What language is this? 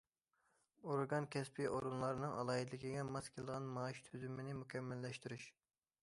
Uyghur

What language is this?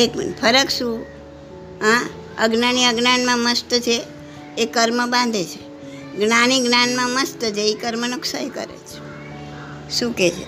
Gujarati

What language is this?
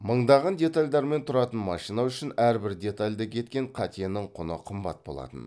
Kazakh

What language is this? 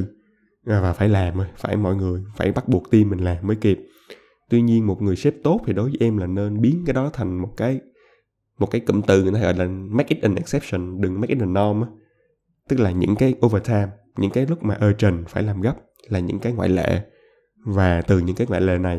Vietnamese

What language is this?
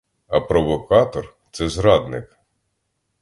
Ukrainian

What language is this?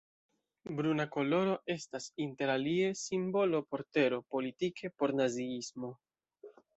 Esperanto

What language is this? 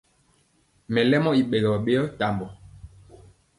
Mpiemo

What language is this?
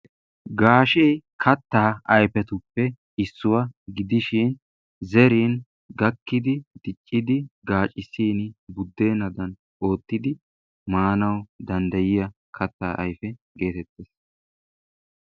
Wolaytta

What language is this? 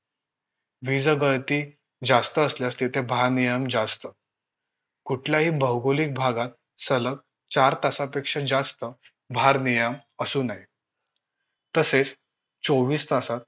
Marathi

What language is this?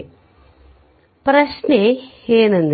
Kannada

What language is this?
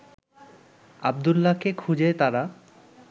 Bangla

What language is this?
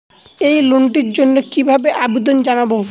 Bangla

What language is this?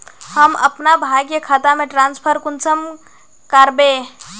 Magahi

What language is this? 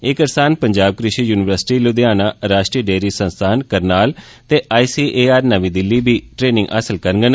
Dogri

